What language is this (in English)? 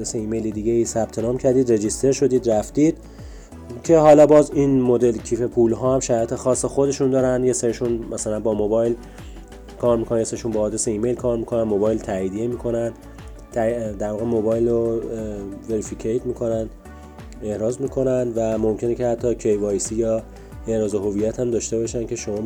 Persian